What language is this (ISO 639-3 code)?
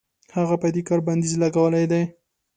pus